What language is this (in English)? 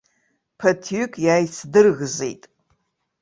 Abkhazian